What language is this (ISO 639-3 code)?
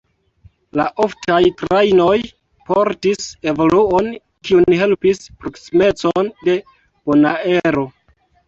epo